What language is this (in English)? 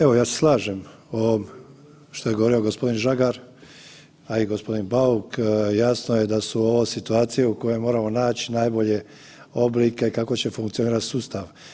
Croatian